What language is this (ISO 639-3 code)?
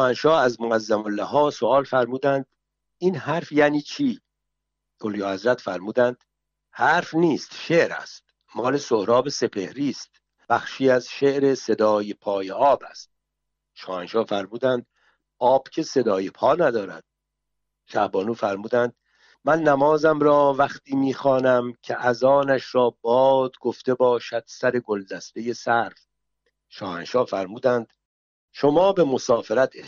fas